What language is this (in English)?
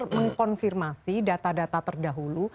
Indonesian